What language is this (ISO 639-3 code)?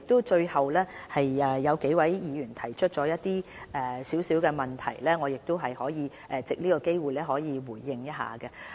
yue